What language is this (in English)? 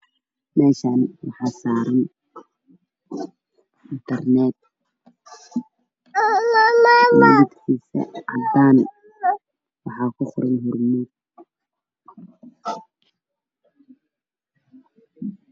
Somali